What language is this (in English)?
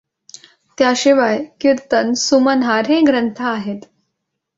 Marathi